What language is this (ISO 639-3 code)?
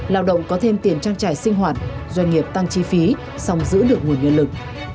vie